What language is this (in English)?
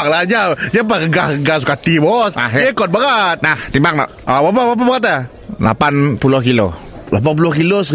Malay